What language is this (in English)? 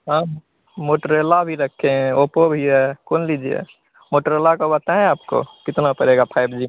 Hindi